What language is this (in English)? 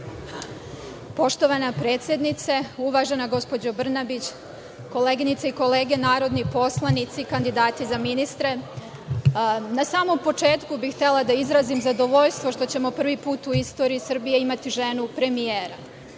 Serbian